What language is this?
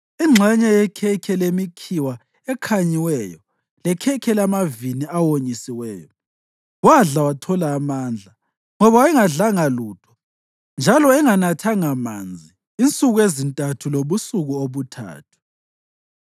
North Ndebele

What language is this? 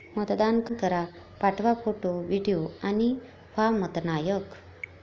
Marathi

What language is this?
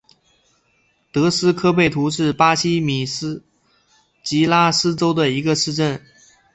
Chinese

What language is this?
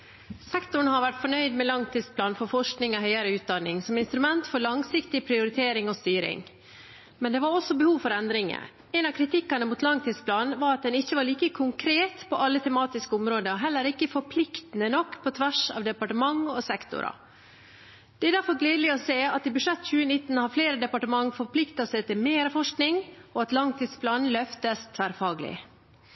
Norwegian Bokmål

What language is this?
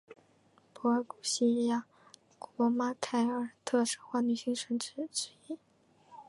Chinese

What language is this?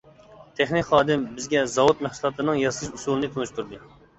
Uyghur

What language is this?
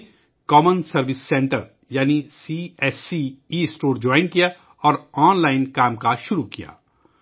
Urdu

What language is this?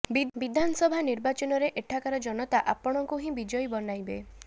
Odia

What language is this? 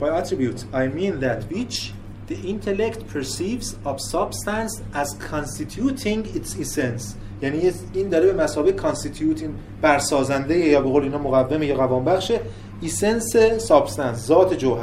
Persian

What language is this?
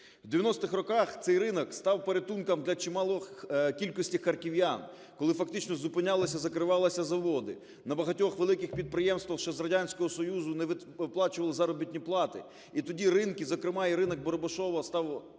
Ukrainian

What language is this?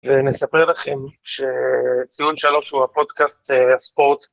Hebrew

